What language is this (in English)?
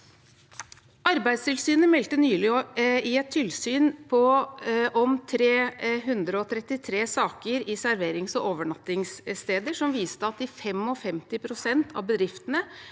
Norwegian